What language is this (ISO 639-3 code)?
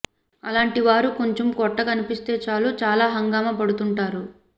tel